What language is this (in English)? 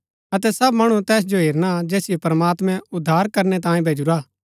Gaddi